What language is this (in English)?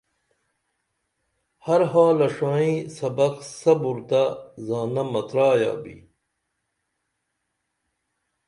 Dameli